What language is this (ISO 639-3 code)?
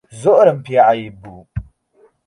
ckb